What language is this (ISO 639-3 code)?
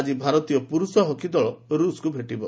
ori